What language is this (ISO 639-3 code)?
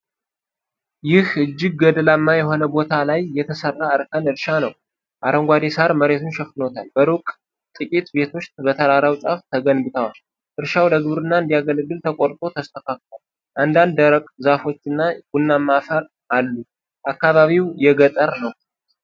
amh